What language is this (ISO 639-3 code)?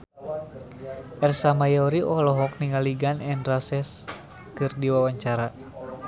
sun